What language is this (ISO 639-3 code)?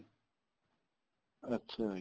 pan